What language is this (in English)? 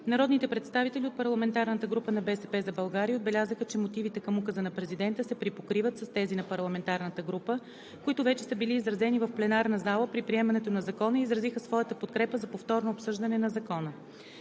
Bulgarian